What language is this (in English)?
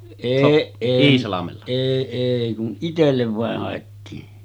Finnish